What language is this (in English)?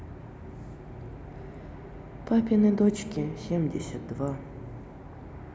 Russian